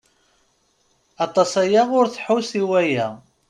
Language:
Kabyle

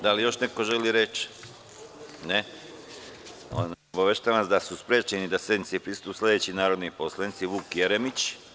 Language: Serbian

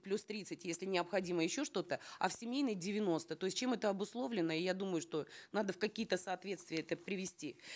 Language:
Kazakh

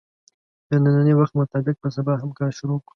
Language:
Pashto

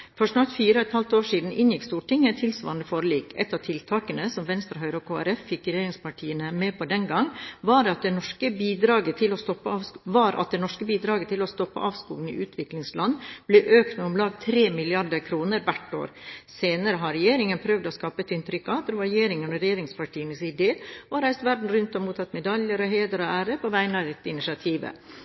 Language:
Norwegian Bokmål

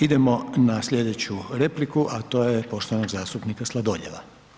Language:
Croatian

